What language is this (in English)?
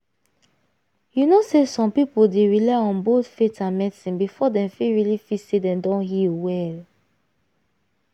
Nigerian Pidgin